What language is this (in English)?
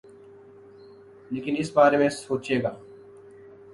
Urdu